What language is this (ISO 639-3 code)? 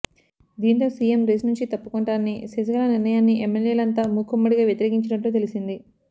tel